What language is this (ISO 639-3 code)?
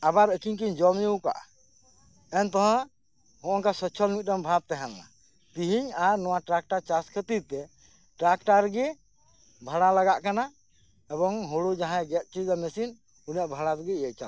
sat